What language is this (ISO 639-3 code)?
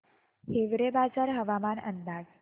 mar